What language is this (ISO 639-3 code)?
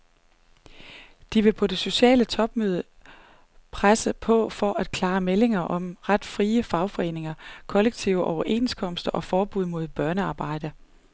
dan